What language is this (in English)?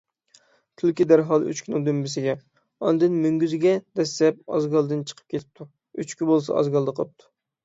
Uyghur